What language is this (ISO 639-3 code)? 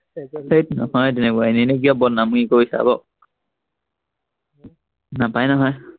asm